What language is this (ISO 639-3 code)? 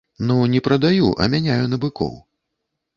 bel